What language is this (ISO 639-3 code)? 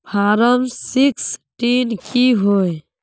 mag